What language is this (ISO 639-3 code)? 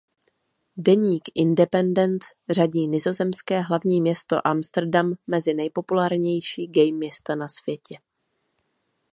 ces